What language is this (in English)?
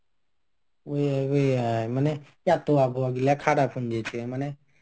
Bangla